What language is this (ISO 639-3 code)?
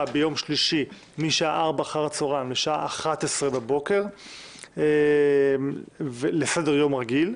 heb